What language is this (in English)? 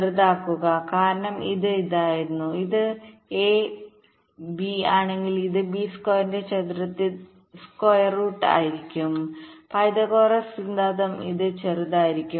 Malayalam